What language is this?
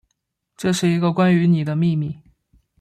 Chinese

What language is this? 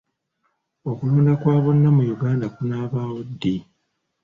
Ganda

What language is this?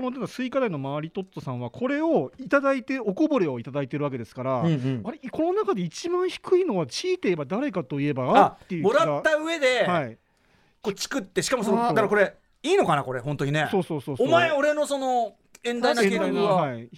Japanese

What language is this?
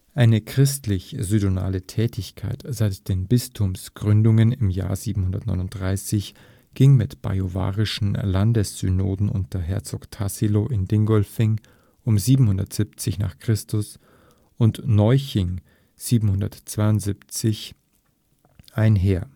German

